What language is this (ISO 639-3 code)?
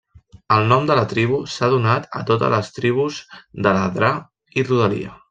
cat